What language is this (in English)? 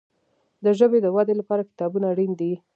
Pashto